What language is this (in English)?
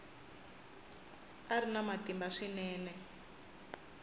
Tsonga